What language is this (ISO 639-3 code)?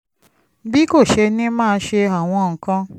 yor